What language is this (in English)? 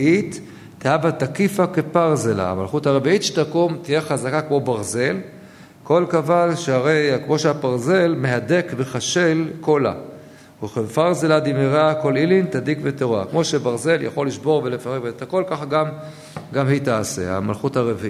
Hebrew